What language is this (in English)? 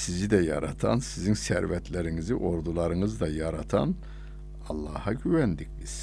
Turkish